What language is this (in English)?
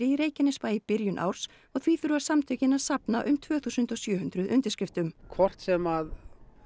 Icelandic